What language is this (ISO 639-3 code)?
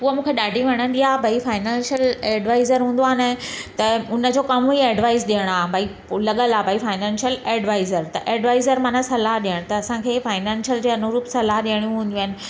snd